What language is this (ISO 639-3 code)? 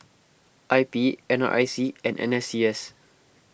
eng